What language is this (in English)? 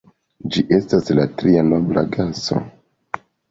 Esperanto